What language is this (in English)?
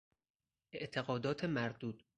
Persian